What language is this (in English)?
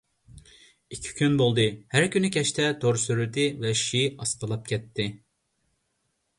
Uyghur